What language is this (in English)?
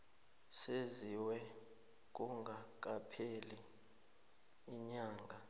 South Ndebele